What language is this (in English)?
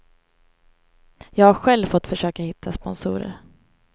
Swedish